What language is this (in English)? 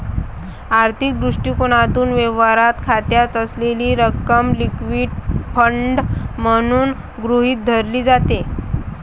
Marathi